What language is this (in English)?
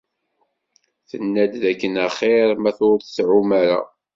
Kabyle